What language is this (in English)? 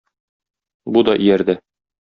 Tatar